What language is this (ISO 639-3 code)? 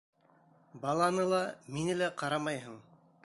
bak